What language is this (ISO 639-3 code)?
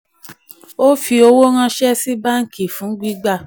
yor